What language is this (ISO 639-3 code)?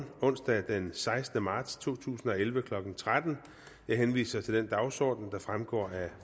dan